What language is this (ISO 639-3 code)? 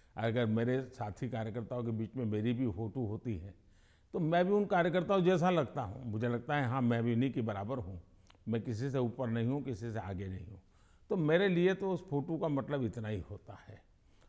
hin